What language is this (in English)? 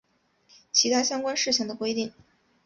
Chinese